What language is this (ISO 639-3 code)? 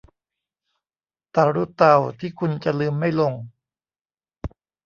tha